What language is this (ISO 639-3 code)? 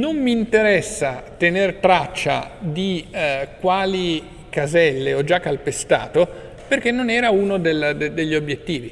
ita